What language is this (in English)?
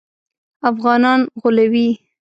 Pashto